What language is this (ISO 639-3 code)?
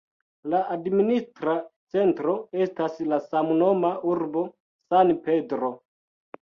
epo